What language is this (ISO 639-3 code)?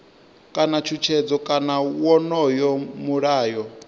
ven